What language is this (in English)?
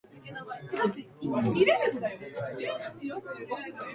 Japanese